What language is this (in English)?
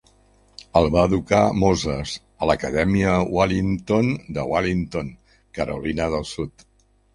Catalan